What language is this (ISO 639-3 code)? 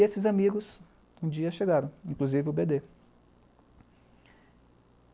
por